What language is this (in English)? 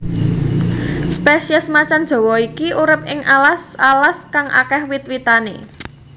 Javanese